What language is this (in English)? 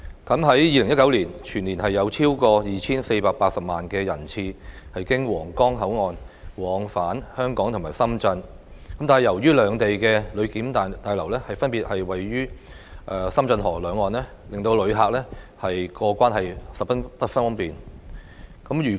Cantonese